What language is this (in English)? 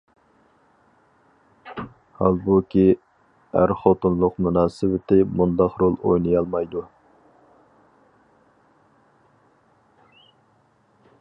Uyghur